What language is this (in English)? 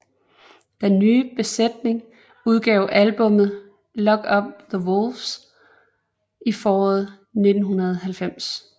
Danish